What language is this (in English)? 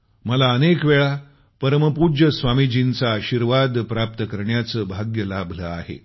Marathi